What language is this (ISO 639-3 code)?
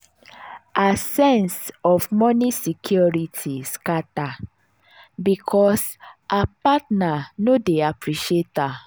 pcm